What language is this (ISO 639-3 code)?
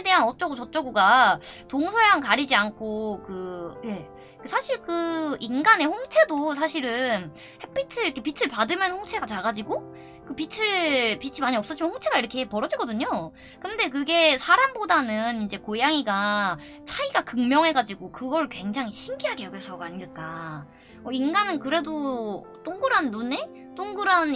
kor